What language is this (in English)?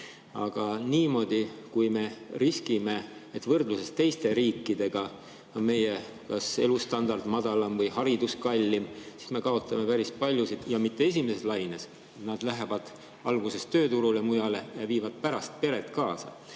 Estonian